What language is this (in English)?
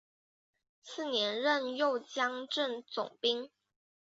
Chinese